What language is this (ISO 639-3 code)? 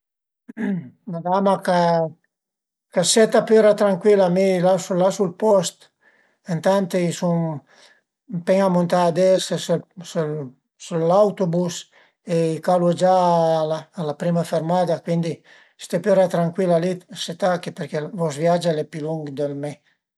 pms